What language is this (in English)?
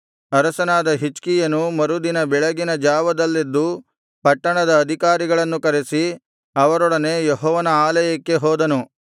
Kannada